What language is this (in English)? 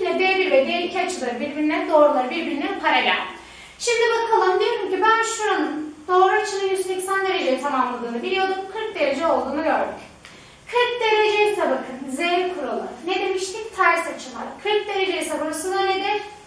Turkish